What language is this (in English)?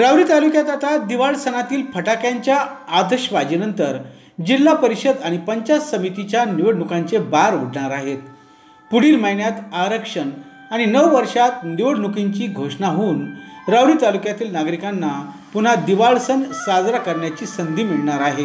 Marathi